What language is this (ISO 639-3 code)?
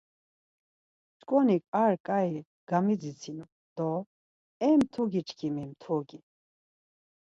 lzz